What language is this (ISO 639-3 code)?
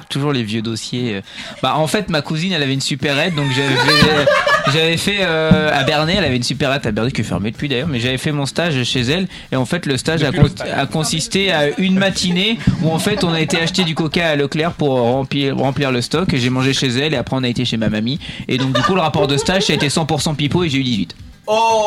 fra